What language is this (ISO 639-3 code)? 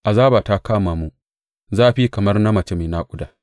hau